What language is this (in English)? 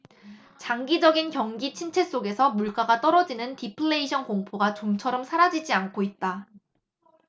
Korean